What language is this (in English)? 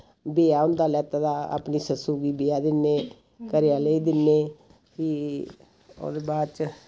Dogri